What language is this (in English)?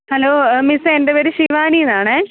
Malayalam